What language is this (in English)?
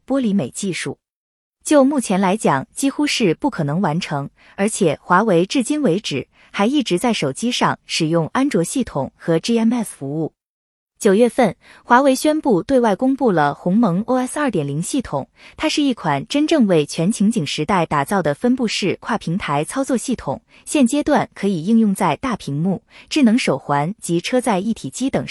Chinese